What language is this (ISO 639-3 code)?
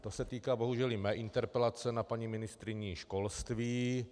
ces